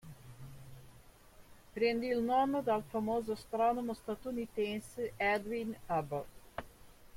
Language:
Italian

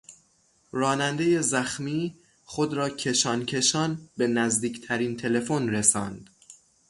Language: Persian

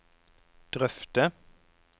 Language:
Norwegian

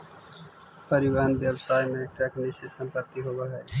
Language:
Magahi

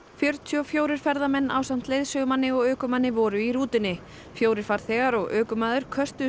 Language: Icelandic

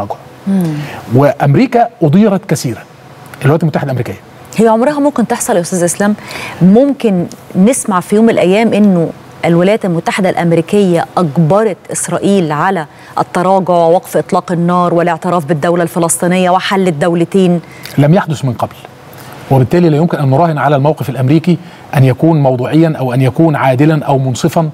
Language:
Arabic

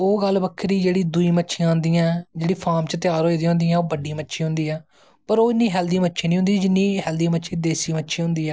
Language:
Dogri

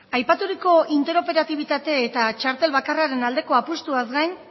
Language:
Basque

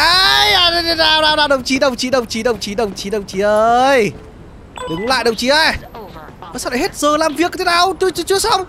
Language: Vietnamese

